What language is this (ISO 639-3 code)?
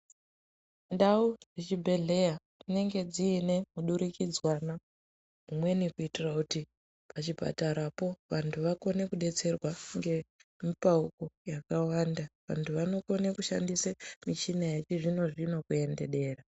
ndc